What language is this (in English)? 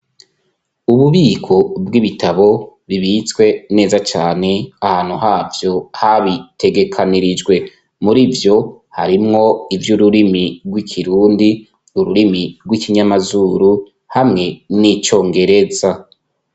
Rundi